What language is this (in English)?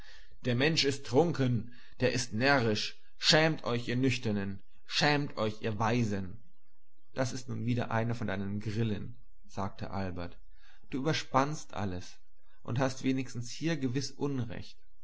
German